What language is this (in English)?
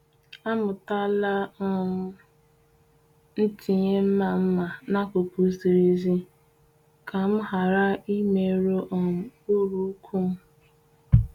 Igbo